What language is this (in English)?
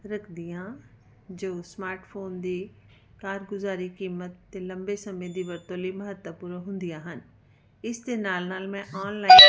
Punjabi